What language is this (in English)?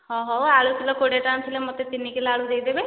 Odia